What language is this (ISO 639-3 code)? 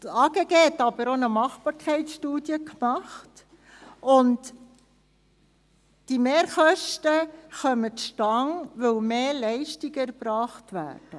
gsw